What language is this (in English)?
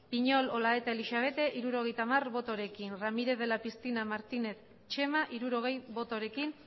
Basque